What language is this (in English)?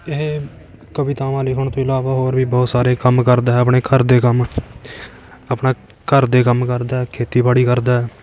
Punjabi